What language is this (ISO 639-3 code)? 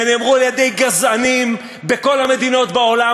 heb